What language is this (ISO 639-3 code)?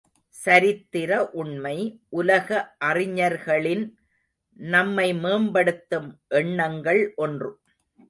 tam